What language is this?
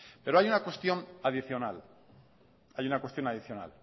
Spanish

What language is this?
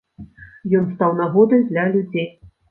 Belarusian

